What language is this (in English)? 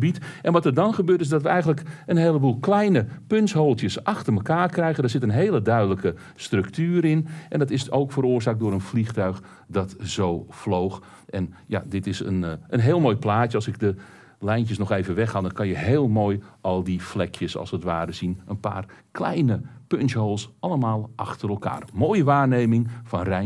Dutch